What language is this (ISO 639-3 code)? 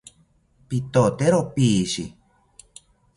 cpy